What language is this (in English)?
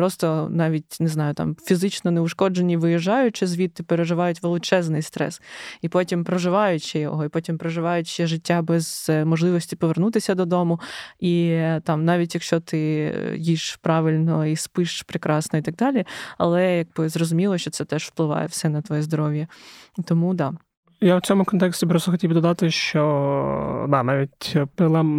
Ukrainian